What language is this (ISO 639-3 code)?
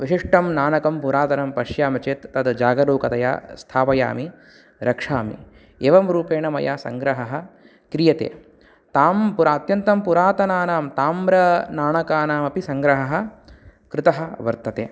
san